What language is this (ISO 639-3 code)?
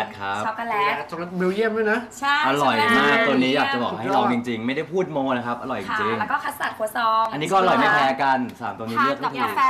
tha